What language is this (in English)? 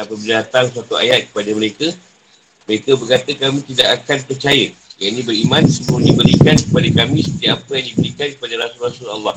Malay